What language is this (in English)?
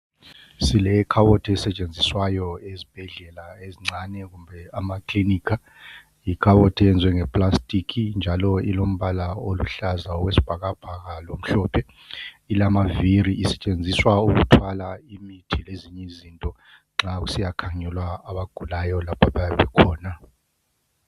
North Ndebele